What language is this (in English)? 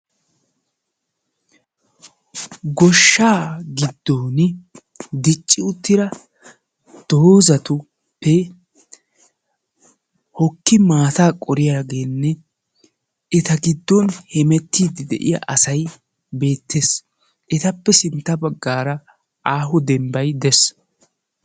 Wolaytta